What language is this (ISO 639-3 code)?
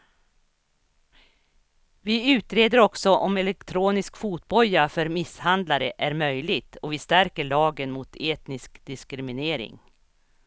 swe